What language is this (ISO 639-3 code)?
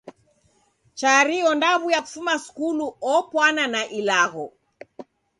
dav